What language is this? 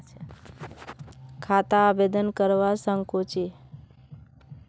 Magahi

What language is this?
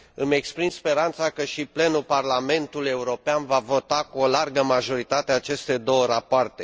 Romanian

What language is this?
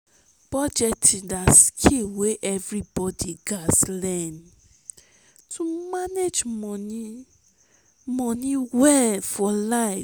Nigerian Pidgin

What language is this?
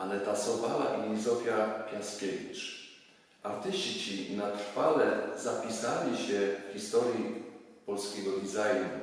Polish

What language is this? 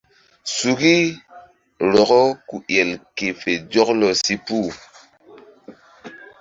Mbum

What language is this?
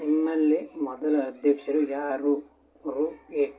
Kannada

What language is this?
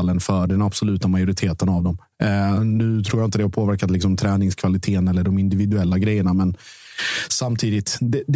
Swedish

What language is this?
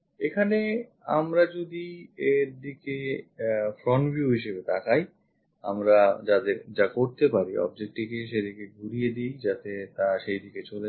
Bangla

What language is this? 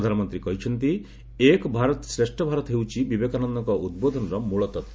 Odia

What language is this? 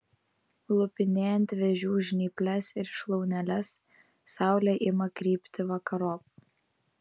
Lithuanian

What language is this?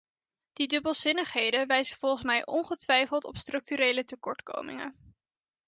Dutch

